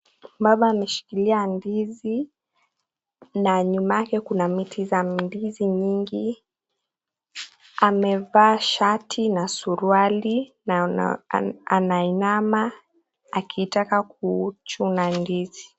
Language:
Swahili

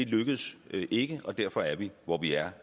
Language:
Danish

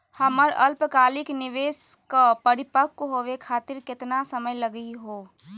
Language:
Magahi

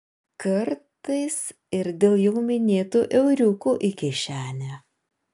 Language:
Lithuanian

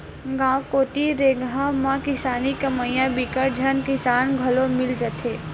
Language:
Chhattisgarhi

